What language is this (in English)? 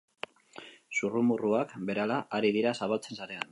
Basque